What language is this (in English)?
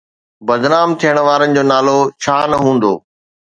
Sindhi